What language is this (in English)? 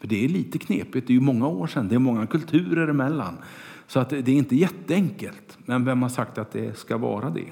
Swedish